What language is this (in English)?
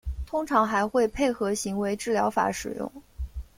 Chinese